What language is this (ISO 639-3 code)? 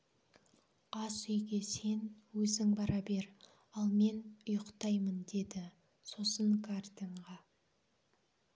kaz